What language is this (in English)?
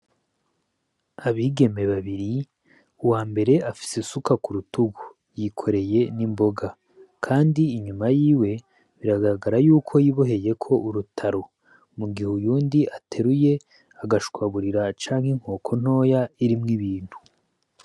Rundi